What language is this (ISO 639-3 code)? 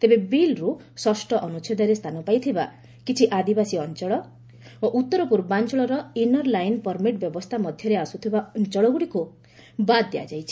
ori